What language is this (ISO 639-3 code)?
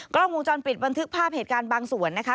tha